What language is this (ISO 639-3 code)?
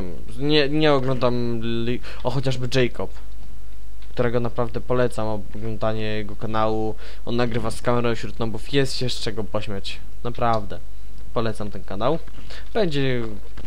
pol